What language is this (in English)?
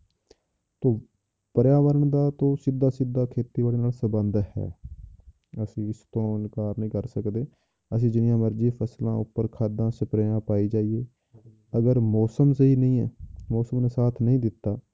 Punjabi